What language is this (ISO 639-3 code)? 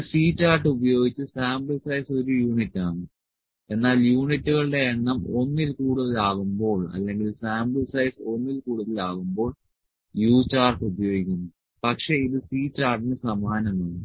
mal